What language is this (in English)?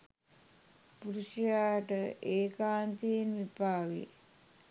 Sinhala